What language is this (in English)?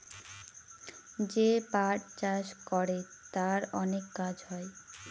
Bangla